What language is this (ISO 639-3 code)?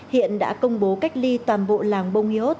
vie